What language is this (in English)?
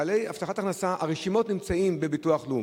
Hebrew